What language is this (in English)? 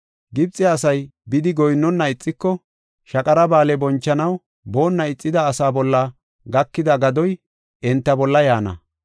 Gofa